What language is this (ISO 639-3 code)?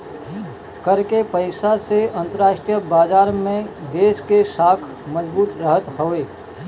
bho